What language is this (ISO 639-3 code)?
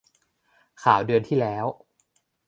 tha